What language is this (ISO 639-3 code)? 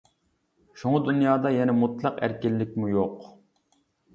uig